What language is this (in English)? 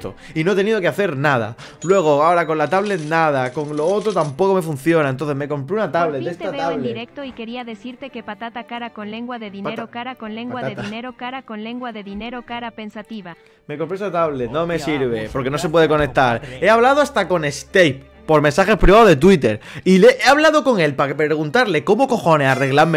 Spanish